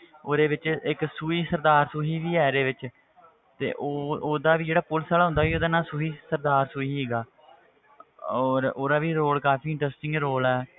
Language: Punjabi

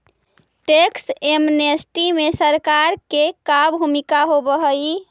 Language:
Magahi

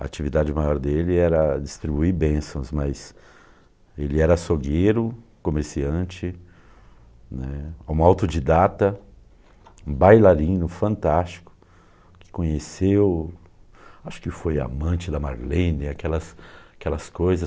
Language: Portuguese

